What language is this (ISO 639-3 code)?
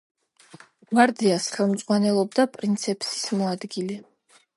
kat